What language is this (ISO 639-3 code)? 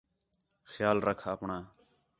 xhe